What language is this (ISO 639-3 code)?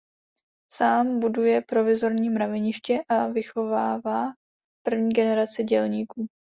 ces